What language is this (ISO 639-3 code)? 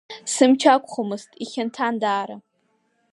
abk